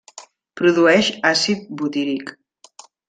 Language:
Catalan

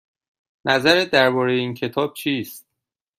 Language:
Persian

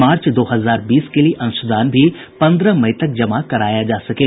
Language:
Hindi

